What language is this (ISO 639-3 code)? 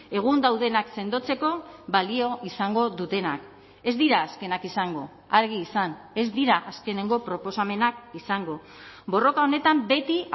eus